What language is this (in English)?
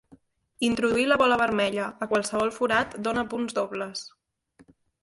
Catalan